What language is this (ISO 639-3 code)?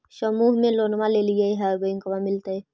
mag